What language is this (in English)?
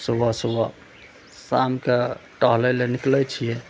Maithili